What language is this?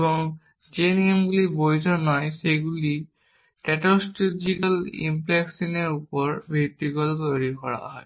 Bangla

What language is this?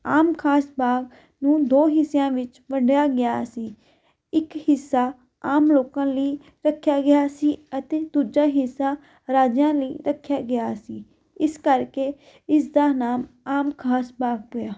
Punjabi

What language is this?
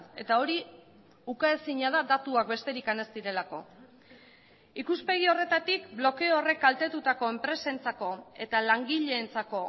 Basque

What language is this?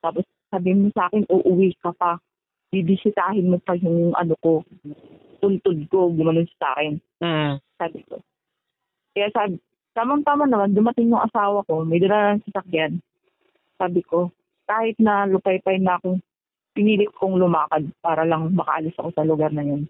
Filipino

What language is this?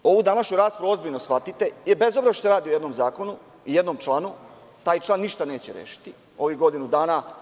Serbian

